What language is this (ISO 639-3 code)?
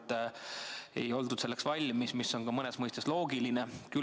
est